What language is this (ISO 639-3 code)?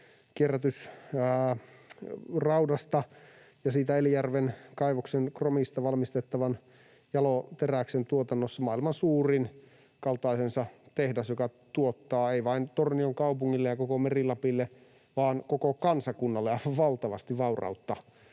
fin